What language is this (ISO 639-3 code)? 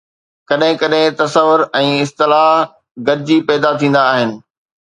snd